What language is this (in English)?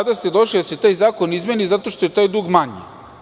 Serbian